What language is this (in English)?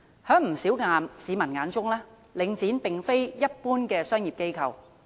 Cantonese